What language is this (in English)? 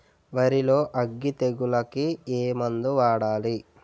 Telugu